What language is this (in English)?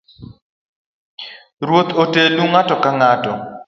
Luo (Kenya and Tanzania)